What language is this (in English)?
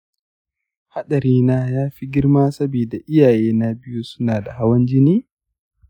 Hausa